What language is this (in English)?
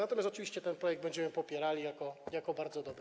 Polish